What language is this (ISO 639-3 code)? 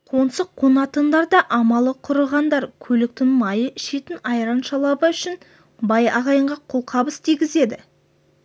kaz